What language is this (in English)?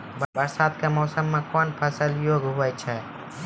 Maithili